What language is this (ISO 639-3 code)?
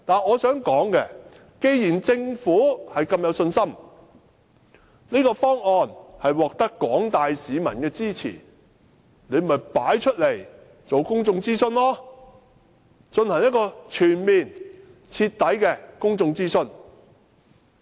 yue